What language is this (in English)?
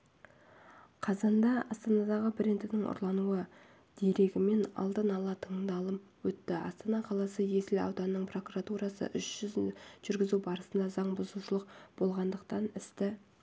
Kazakh